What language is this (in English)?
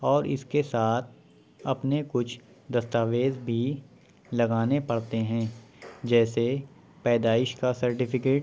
Urdu